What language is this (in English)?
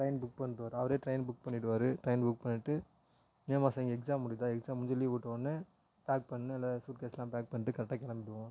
Tamil